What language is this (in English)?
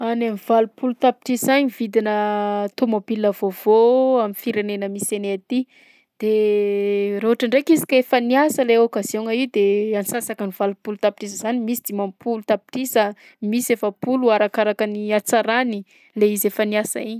Southern Betsimisaraka Malagasy